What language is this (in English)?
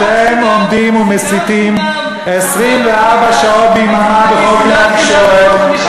Hebrew